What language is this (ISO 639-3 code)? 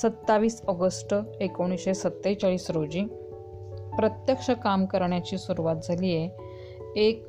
mar